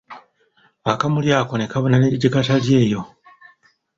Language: Ganda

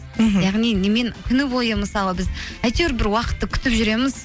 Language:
Kazakh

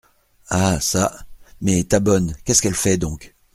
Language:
French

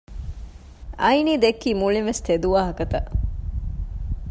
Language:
Divehi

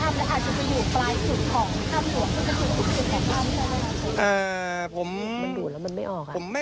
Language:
Thai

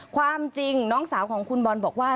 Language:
Thai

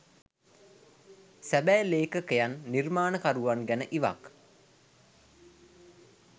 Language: Sinhala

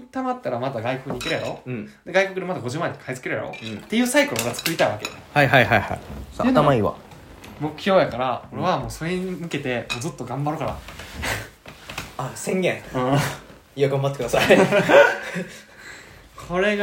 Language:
Japanese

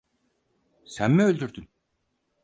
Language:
Turkish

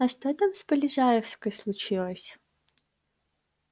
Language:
Russian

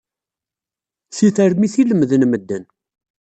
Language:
Kabyle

